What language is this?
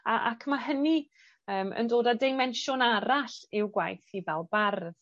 Welsh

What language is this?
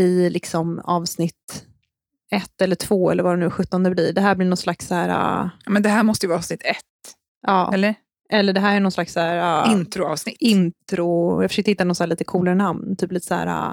Swedish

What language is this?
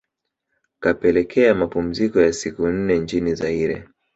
Swahili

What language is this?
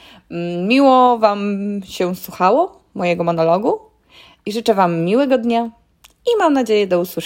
Polish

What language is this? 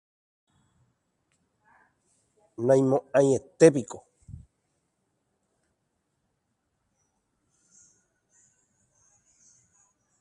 Guarani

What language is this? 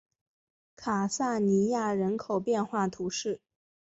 Chinese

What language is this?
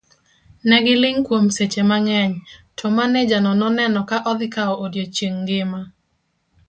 Luo (Kenya and Tanzania)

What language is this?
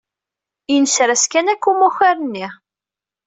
Kabyle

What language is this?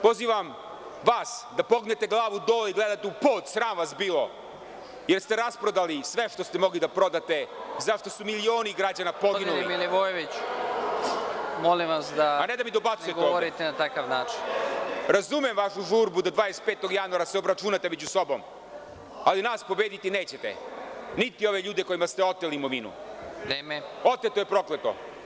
Serbian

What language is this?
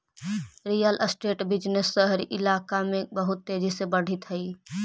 Magahi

